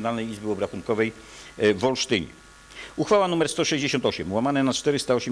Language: Polish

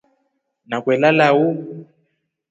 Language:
Rombo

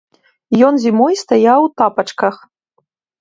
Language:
Belarusian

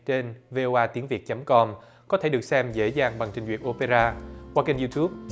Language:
Vietnamese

